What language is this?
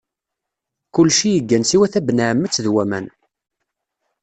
Kabyle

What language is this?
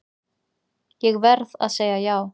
Icelandic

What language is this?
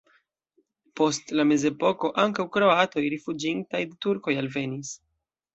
Esperanto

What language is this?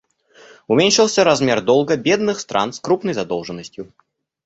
Russian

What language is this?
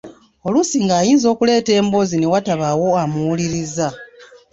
Ganda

